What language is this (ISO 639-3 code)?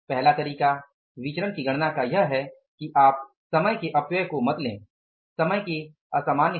hin